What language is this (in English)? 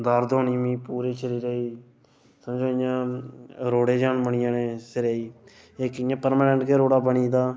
Dogri